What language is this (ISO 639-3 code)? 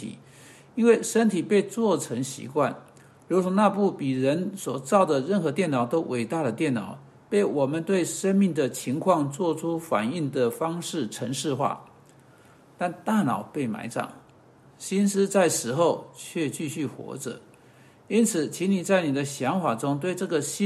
zho